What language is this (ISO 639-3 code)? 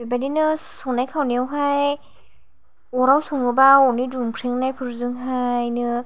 brx